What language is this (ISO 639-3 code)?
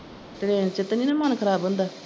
pan